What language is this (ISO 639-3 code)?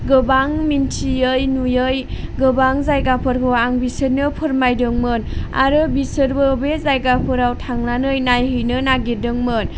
brx